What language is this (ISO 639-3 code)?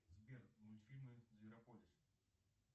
rus